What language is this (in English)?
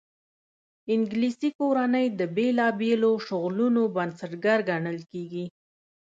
Pashto